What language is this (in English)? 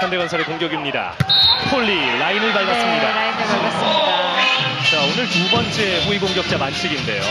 Korean